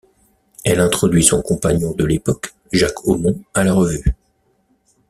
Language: French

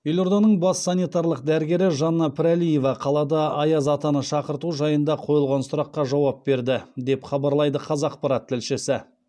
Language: Kazakh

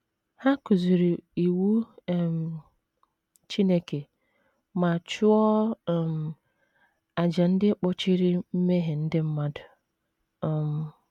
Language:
Igbo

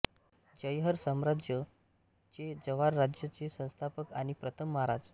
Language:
Marathi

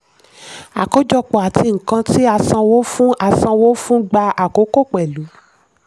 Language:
Yoruba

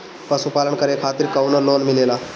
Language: Bhojpuri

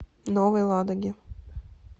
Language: Russian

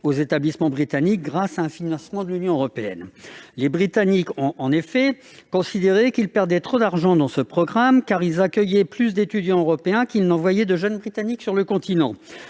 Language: French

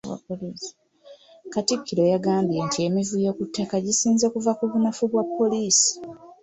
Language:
Ganda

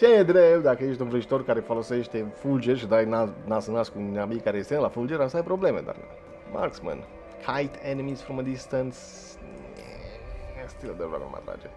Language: Romanian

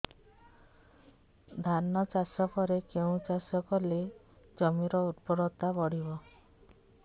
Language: Odia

